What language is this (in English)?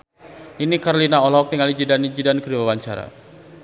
Sundanese